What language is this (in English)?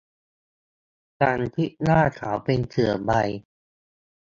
Thai